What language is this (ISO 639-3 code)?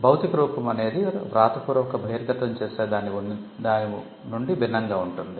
tel